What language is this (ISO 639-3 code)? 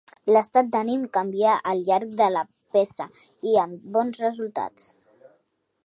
cat